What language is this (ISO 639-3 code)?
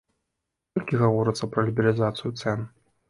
bel